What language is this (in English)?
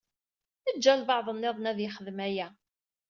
Kabyle